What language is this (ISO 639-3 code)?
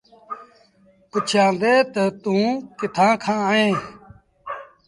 sbn